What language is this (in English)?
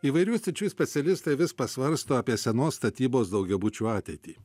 Lithuanian